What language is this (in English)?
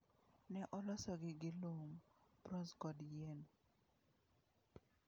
Luo (Kenya and Tanzania)